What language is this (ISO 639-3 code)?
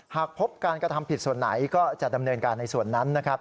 tha